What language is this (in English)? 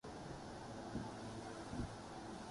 Urdu